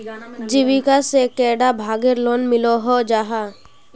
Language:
Magahi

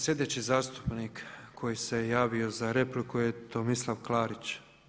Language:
Croatian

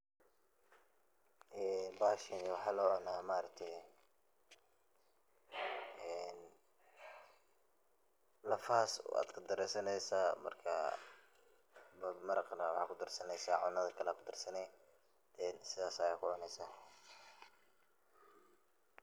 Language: Somali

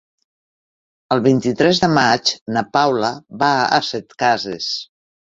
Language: Catalan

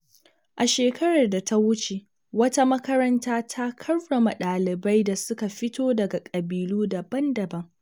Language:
Hausa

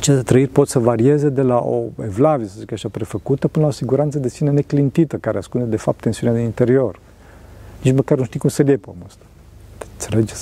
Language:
Romanian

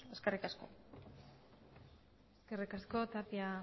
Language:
Basque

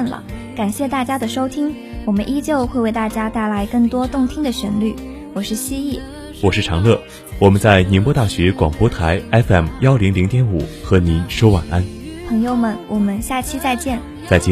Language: Chinese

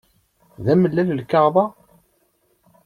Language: Kabyle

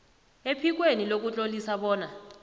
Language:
South Ndebele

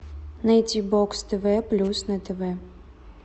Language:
Russian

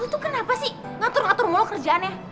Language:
Indonesian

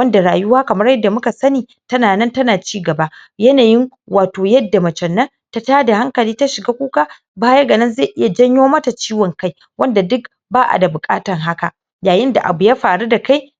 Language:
Hausa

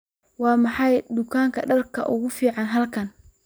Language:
Somali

